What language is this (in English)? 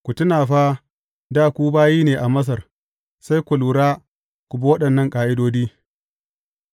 Hausa